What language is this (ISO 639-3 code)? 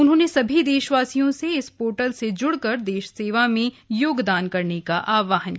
hin